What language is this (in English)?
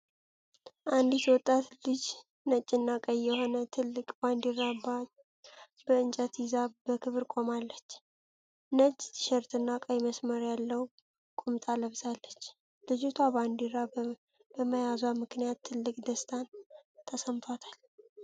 Amharic